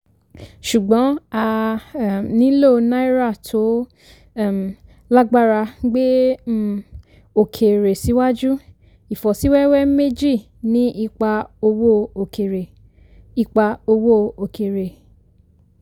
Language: Yoruba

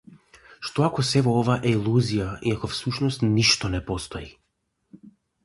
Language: Macedonian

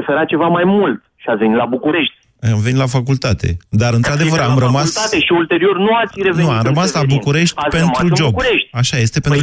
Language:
Romanian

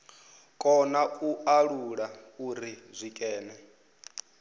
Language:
Venda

